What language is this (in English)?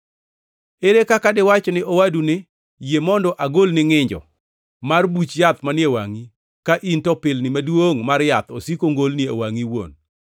Luo (Kenya and Tanzania)